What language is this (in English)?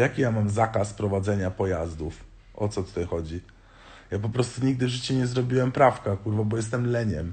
Polish